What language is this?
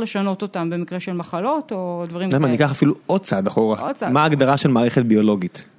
Hebrew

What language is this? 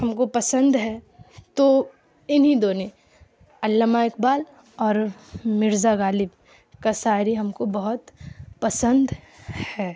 Urdu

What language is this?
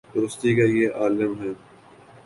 Urdu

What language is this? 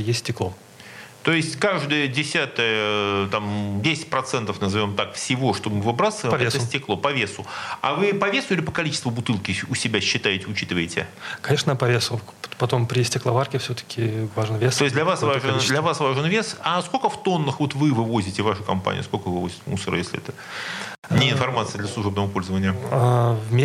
Russian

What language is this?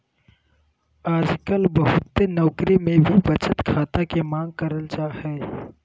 Magahi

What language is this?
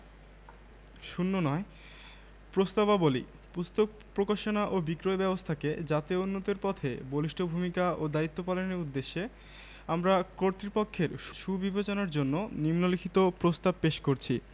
Bangla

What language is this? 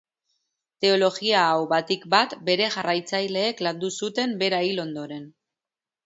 Basque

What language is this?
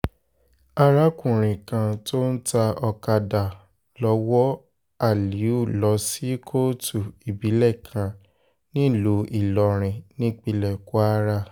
Yoruba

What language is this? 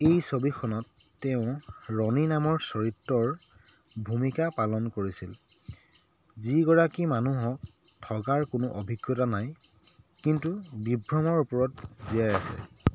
Assamese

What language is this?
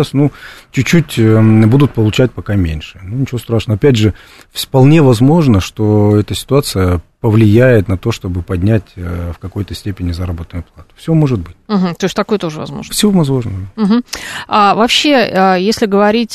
Russian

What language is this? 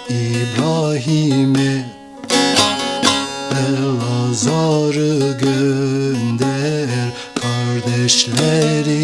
Turkish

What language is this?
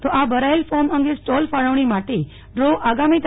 Gujarati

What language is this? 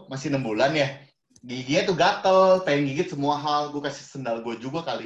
Indonesian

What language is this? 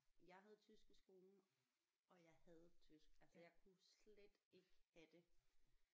Danish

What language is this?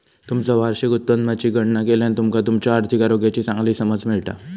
Marathi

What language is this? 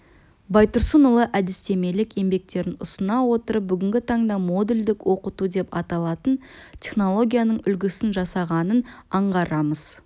Kazakh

